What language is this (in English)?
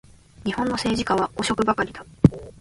Japanese